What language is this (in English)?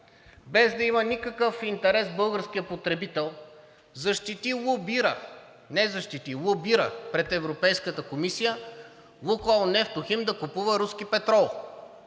Bulgarian